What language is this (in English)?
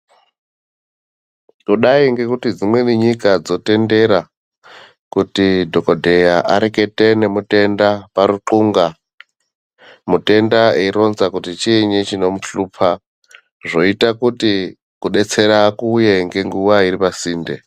Ndau